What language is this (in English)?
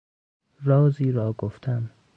Persian